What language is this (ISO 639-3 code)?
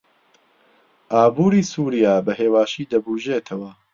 ckb